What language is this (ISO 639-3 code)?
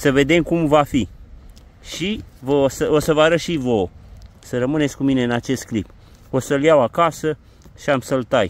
ron